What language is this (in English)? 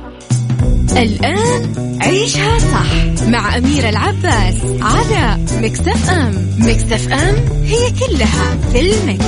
Arabic